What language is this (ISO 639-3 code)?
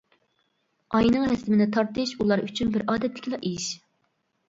uig